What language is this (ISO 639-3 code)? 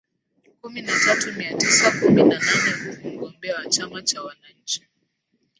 swa